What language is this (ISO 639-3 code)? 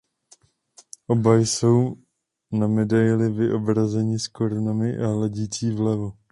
ces